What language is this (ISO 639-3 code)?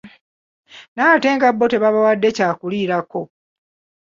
lug